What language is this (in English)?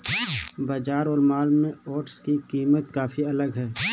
Hindi